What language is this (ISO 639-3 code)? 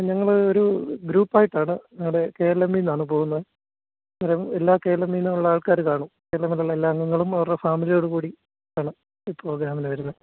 mal